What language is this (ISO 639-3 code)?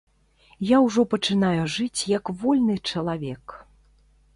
bel